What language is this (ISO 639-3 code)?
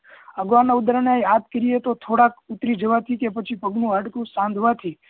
guj